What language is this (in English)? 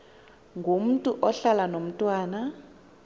Xhosa